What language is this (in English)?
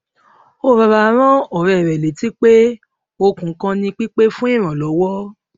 Yoruba